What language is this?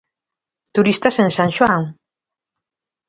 Galician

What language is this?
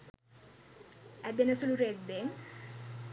Sinhala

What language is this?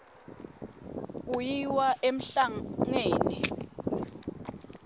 Swati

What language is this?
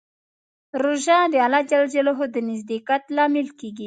Pashto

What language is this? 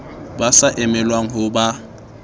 Southern Sotho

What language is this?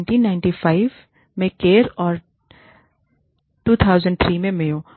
Hindi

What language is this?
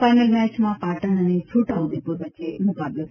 Gujarati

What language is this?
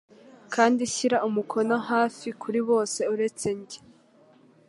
Kinyarwanda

